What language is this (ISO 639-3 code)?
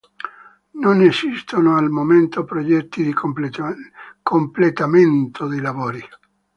ita